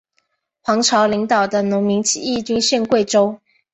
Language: Chinese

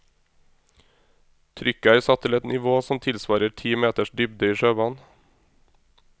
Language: Norwegian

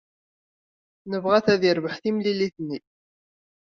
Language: Kabyle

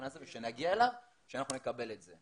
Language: Hebrew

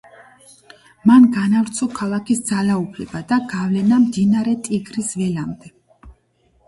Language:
Georgian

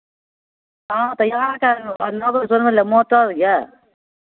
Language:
Maithili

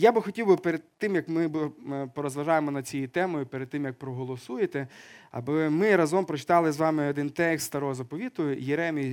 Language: Ukrainian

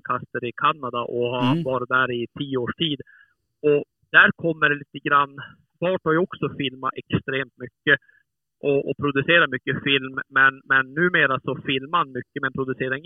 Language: Swedish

